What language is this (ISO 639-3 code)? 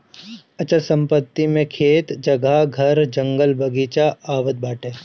bho